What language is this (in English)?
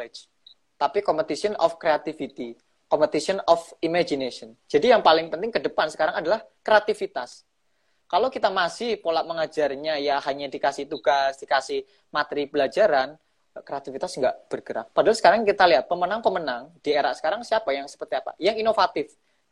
Indonesian